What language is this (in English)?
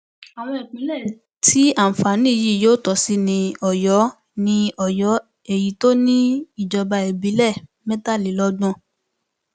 Yoruba